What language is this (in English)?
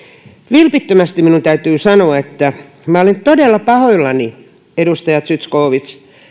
Finnish